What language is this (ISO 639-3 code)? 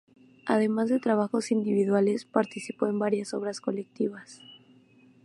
spa